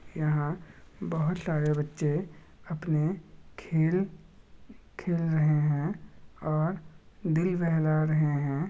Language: Magahi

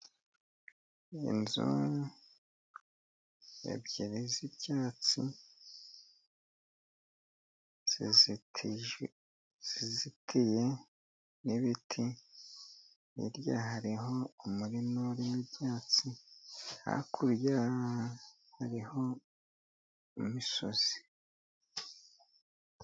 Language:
Kinyarwanda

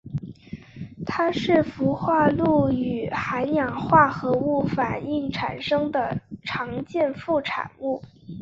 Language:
Chinese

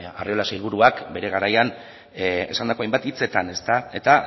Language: Basque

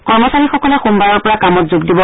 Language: Assamese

